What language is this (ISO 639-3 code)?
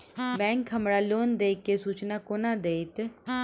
mai